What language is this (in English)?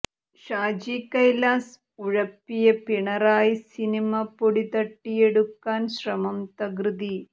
Malayalam